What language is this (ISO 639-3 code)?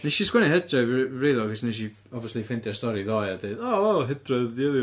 cym